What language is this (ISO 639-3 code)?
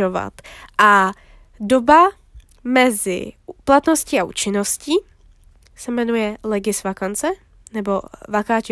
ces